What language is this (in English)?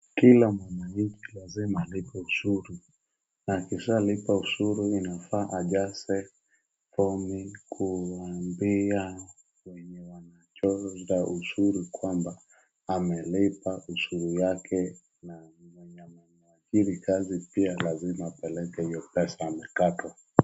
Swahili